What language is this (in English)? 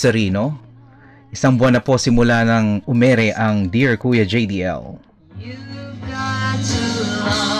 Filipino